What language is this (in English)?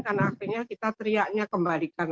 Indonesian